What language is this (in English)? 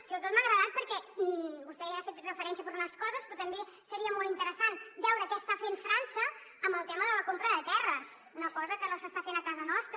Catalan